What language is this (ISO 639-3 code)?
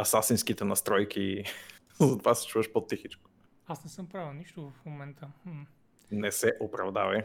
bul